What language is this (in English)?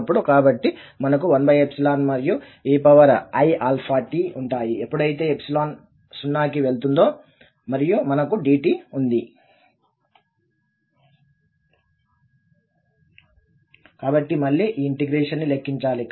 Telugu